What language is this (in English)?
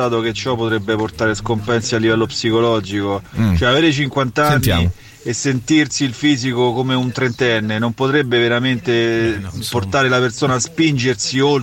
Italian